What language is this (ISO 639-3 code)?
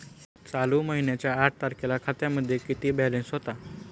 mar